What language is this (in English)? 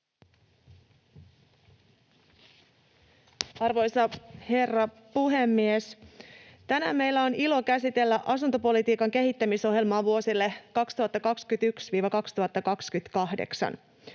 Finnish